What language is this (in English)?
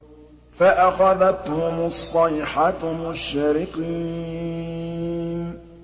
Arabic